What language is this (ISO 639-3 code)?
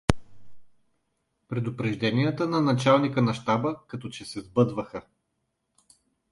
bul